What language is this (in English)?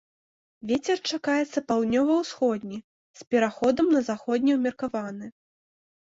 Belarusian